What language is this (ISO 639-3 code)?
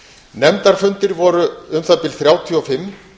isl